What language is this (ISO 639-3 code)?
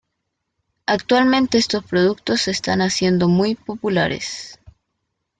spa